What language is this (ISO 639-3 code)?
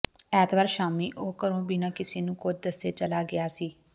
pan